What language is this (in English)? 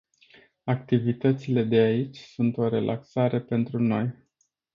Romanian